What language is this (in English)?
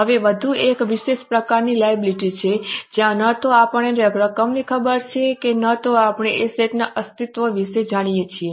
Gujarati